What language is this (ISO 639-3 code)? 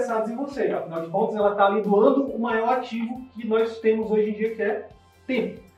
por